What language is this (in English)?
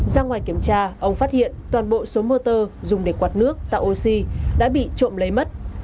Vietnamese